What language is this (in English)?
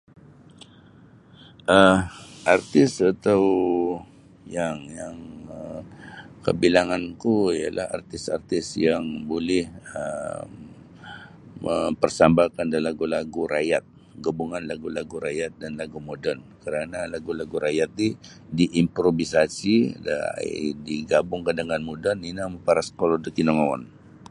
Sabah Bisaya